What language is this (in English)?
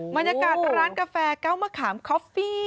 Thai